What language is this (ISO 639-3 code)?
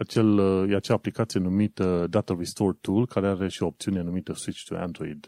ron